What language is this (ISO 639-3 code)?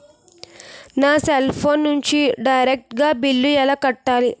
tel